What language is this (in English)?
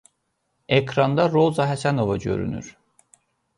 Azerbaijani